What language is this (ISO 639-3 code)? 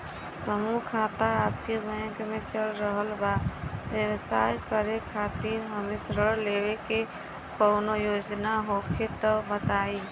bho